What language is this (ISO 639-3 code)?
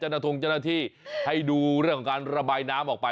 tha